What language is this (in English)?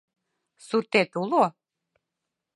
Mari